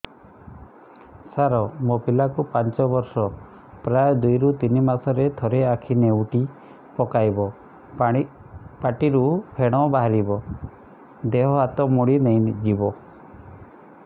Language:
Odia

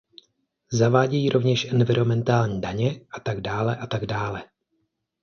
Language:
Czech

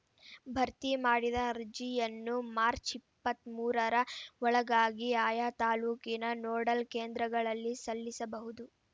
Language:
Kannada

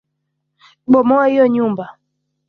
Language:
Swahili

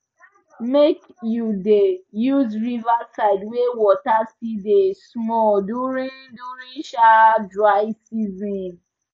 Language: Nigerian Pidgin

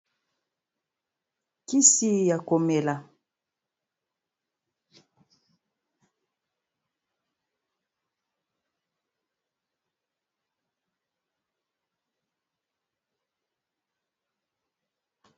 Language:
Lingala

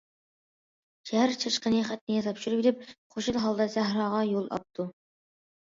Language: Uyghur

